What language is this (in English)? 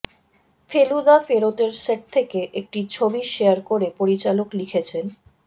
Bangla